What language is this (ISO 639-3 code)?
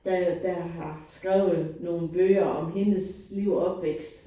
dan